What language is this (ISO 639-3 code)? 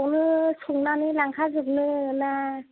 brx